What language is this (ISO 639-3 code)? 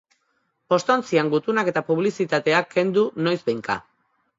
eus